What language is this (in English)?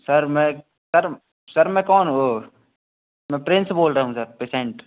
Hindi